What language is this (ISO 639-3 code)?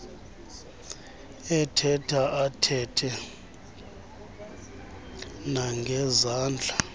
xho